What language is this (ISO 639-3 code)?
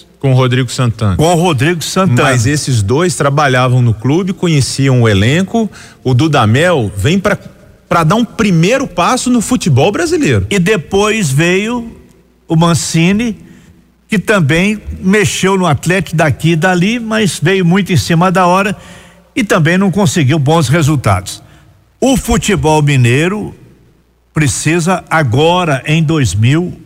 por